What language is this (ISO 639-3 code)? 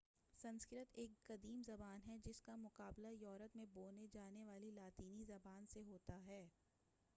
urd